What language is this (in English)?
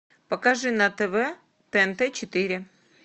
Russian